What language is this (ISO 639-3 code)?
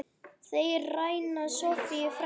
isl